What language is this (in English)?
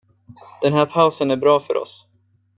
Swedish